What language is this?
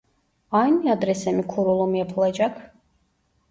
Turkish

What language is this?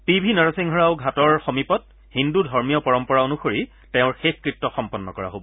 Assamese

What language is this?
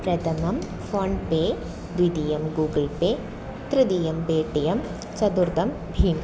Sanskrit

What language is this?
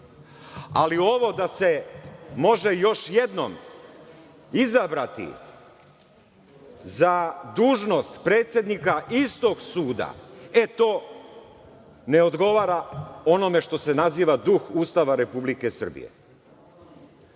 Serbian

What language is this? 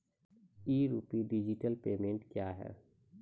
Maithili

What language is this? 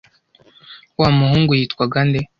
Kinyarwanda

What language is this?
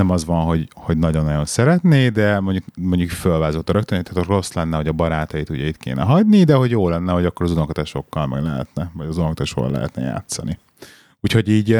Hungarian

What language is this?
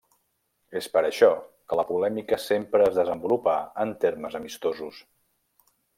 Catalan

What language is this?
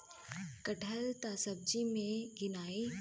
Bhojpuri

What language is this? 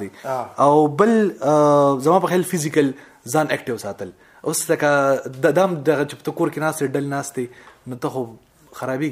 Urdu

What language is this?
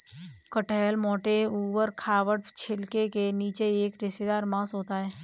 Hindi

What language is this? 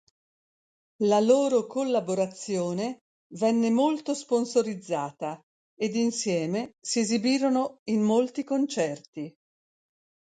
Italian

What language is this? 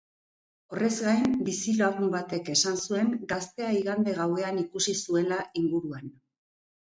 Basque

